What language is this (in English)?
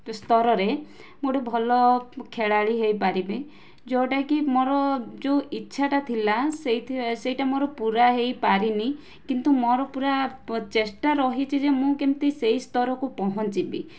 Odia